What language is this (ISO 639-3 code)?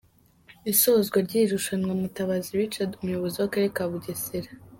kin